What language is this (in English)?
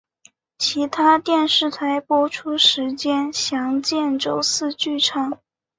Chinese